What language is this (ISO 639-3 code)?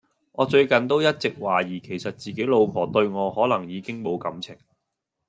yue